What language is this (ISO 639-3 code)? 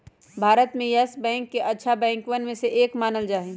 mag